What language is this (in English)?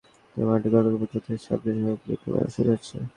Bangla